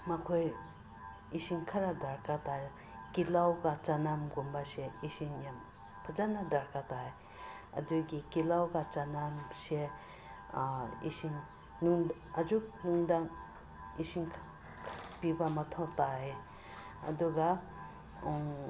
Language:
Manipuri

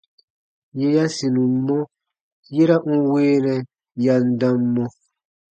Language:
Baatonum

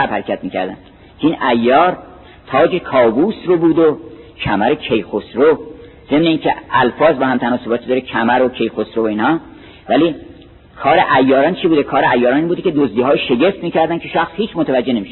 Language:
Persian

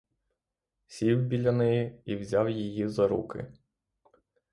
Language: Ukrainian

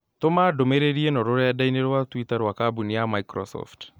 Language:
Kikuyu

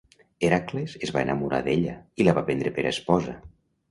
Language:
Catalan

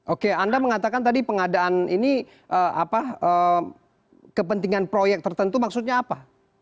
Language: Indonesian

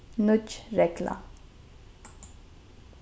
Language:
Faroese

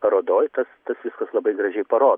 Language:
Lithuanian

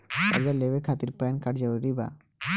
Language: Bhojpuri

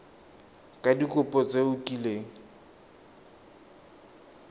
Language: Tswana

